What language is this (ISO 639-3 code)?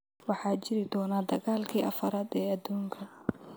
som